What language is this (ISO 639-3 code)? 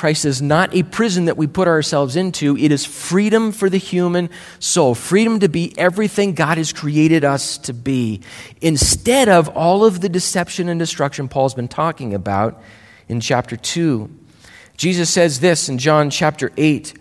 eng